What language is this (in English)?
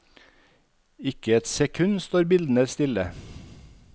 Norwegian